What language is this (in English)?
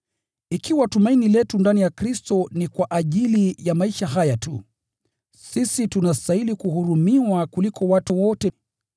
Swahili